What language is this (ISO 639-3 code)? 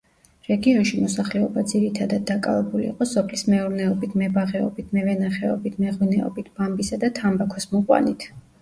kat